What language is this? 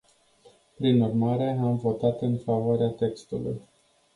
Romanian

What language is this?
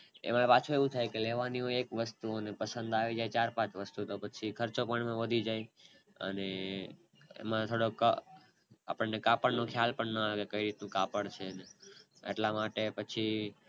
Gujarati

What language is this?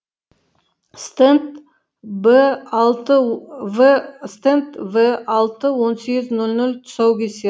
Kazakh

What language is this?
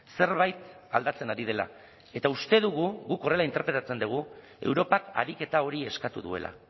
Basque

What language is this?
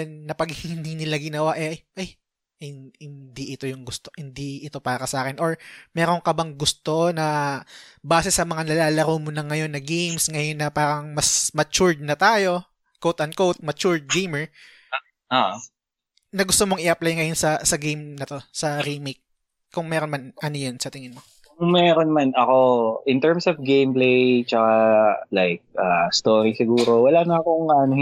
Filipino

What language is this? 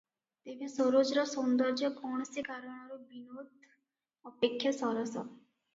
Odia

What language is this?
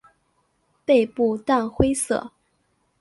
Chinese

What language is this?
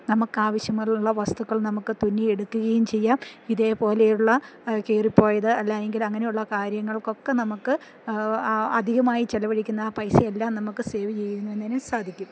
Malayalam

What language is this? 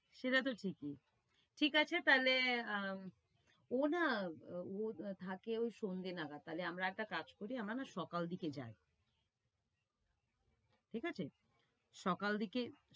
Bangla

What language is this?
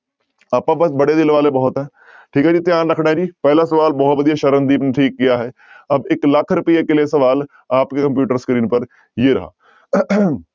Punjabi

